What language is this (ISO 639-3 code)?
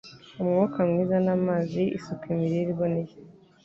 kin